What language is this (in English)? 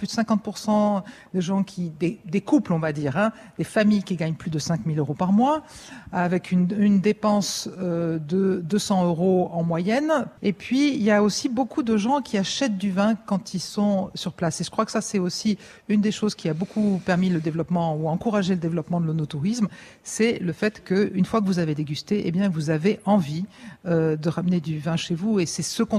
French